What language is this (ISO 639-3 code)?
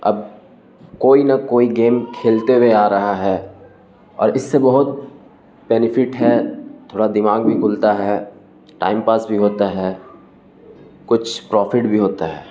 urd